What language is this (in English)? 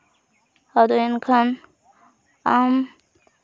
Santali